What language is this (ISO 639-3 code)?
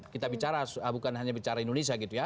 ind